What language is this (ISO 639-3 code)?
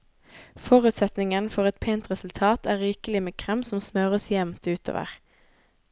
nor